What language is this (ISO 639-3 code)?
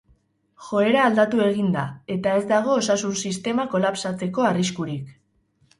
eus